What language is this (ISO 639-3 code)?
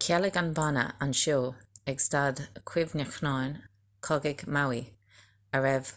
gle